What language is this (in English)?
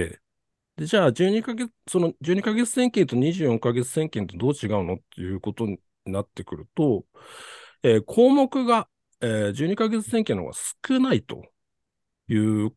Japanese